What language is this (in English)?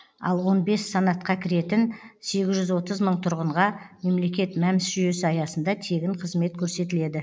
Kazakh